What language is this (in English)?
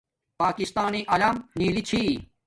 Domaaki